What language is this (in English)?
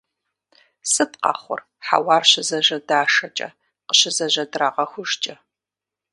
Kabardian